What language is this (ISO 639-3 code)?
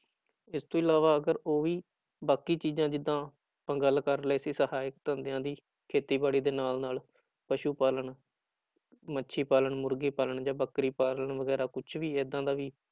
pan